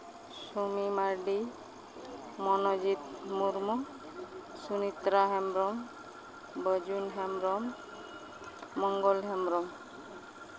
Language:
Santali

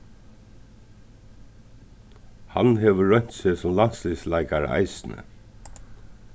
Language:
Faroese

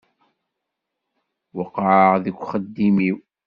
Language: Kabyle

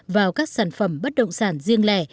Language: Vietnamese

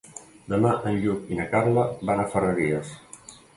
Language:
Catalan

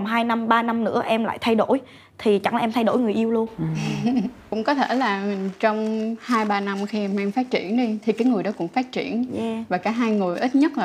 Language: Vietnamese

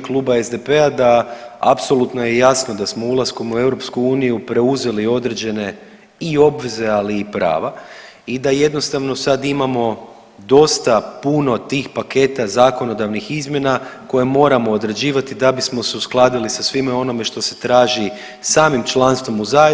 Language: Croatian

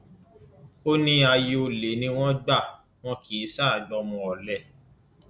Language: Yoruba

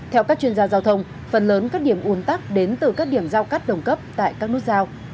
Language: Vietnamese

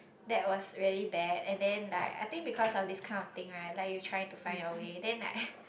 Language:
English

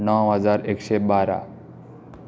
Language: Konkani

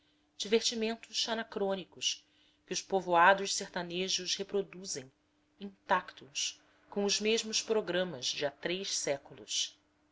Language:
Portuguese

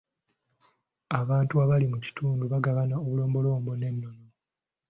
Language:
Ganda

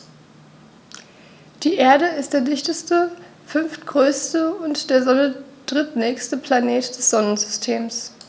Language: German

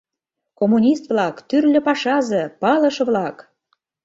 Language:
Mari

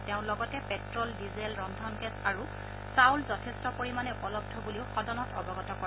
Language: Assamese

